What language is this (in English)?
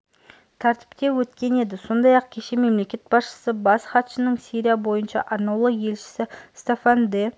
Kazakh